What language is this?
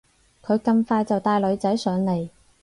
Cantonese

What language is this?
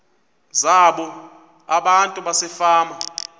Xhosa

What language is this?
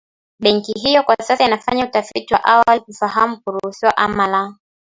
Swahili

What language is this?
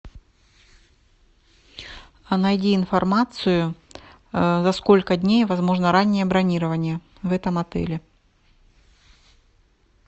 Russian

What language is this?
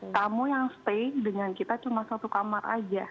Indonesian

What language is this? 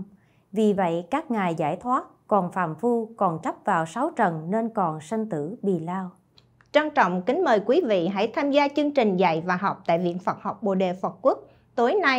Vietnamese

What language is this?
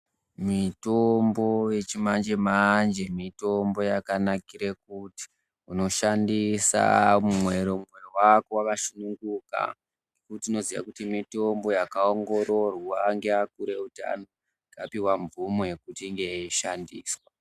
Ndau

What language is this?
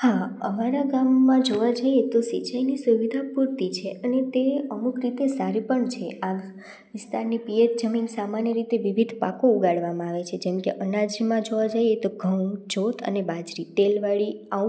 Gujarati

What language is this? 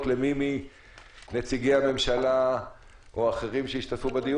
Hebrew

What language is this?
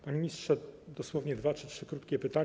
Polish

